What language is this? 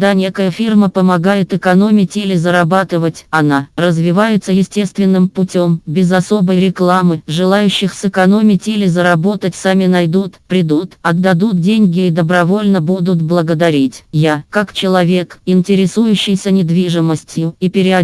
Russian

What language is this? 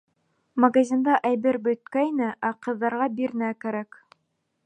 Bashkir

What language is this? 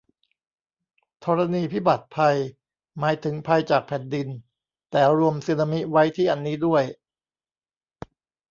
Thai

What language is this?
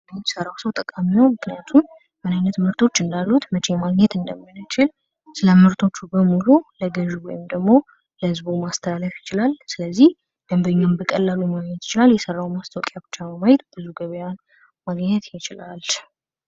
Amharic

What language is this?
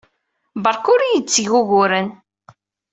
Kabyle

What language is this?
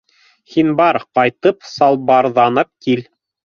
Bashkir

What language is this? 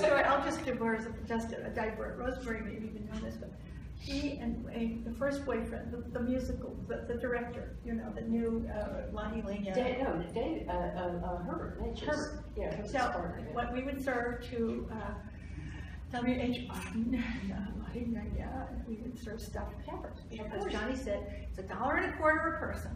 English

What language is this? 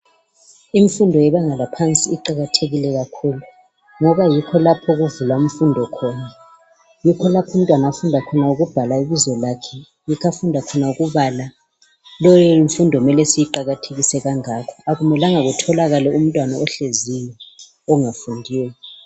North Ndebele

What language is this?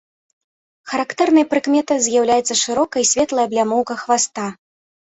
Belarusian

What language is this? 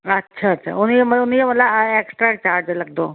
Sindhi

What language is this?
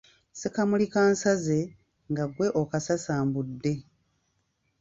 Ganda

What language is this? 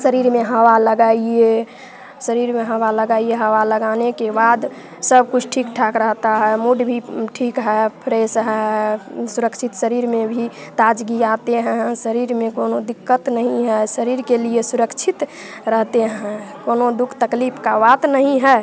Hindi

